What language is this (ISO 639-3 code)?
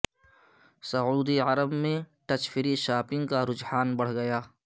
urd